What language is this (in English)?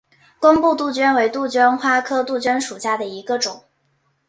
Chinese